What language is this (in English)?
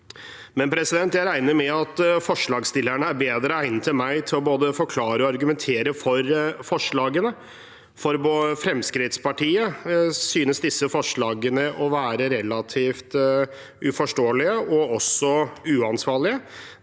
Norwegian